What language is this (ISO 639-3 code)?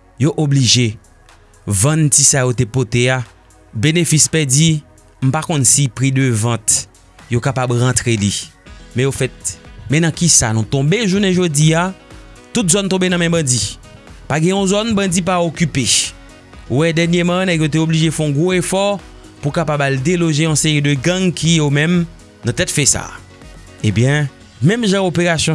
fra